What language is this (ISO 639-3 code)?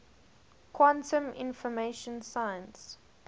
eng